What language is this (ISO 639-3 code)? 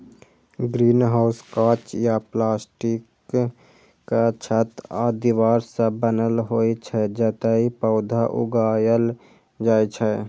mai